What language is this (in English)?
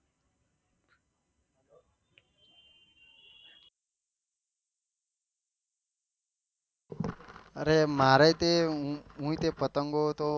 Gujarati